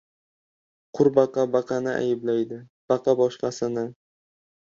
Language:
Uzbek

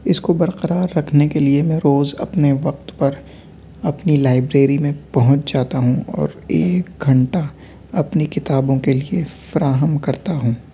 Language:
Urdu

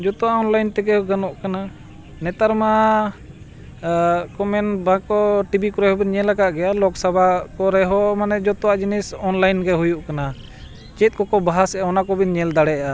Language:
Santali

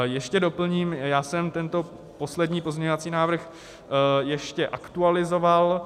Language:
Czech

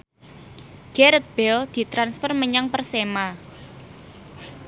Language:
Javanese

